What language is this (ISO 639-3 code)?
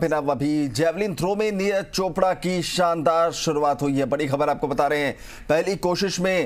hin